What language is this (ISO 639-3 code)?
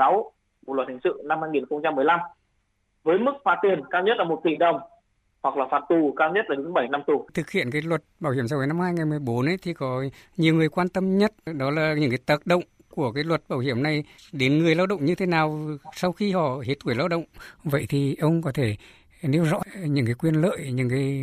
vie